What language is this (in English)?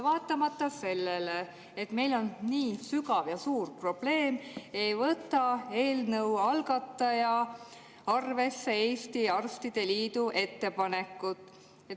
Estonian